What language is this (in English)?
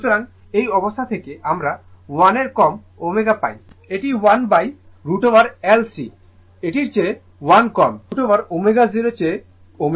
Bangla